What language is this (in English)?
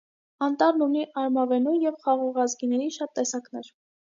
Armenian